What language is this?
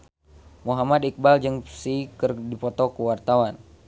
Sundanese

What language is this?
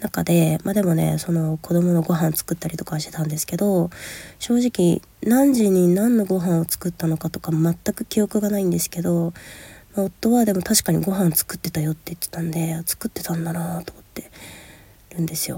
Japanese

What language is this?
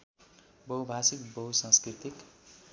Nepali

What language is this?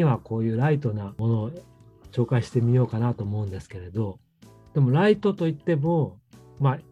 Japanese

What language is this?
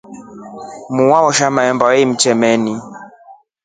Rombo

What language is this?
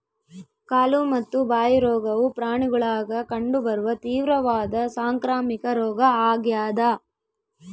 Kannada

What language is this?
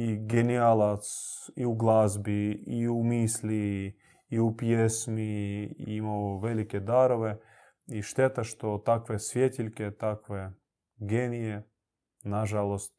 Croatian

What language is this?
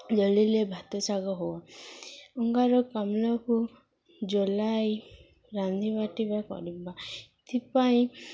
Odia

